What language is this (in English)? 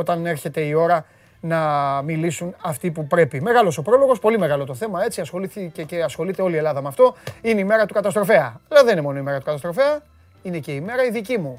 Greek